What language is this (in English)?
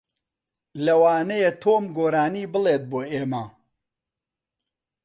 Central Kurdish